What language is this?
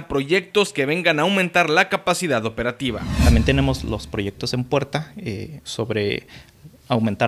Spanish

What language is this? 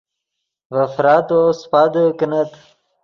Yidgha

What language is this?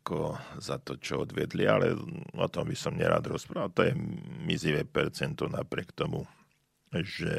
Slovak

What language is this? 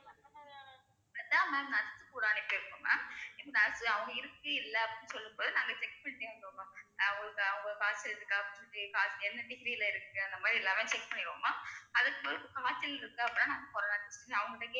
Tamil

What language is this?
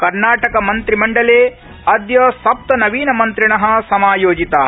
Sanskrit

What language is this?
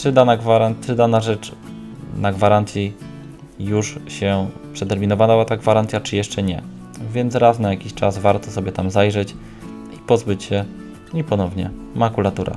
Polish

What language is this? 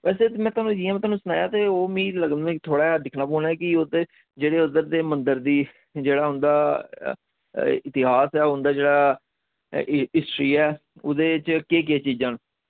Dogri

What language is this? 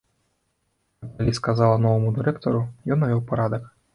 Belarusian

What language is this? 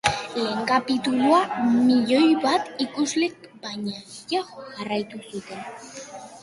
Basque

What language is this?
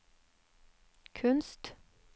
Norwegian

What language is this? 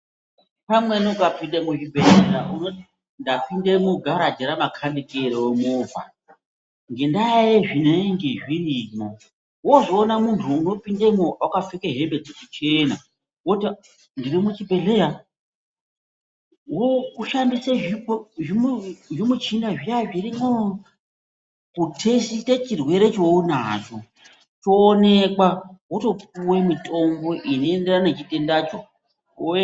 Ndau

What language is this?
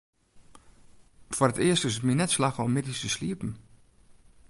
Western Frisian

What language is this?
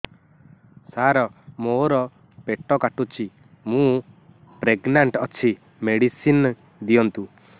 Odia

